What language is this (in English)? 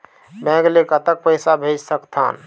Chhattisgarhi